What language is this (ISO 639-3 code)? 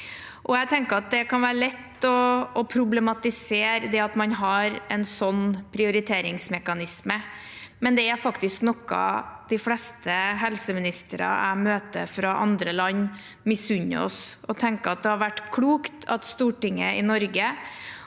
nor